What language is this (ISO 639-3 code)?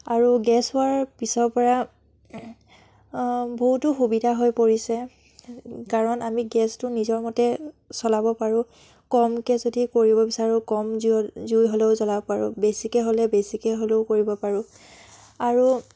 asm